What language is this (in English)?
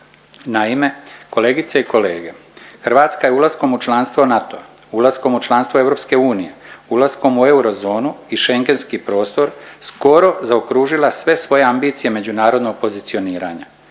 Croatian